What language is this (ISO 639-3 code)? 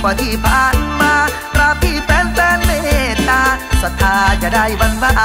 tha